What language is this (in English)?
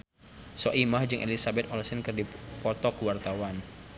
Sundanese